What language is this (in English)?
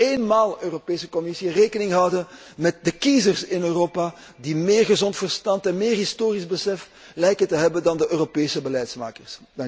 Dutch